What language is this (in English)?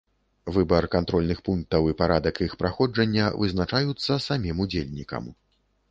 Belarusian